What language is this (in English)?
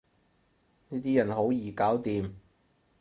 Cantonese